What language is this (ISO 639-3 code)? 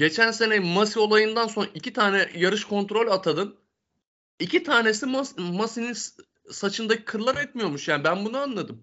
tur